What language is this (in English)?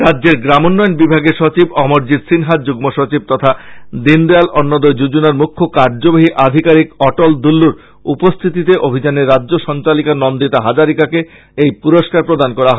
Bangla